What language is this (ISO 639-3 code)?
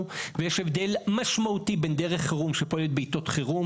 heb